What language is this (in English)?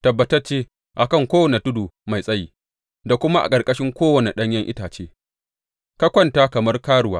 Hausa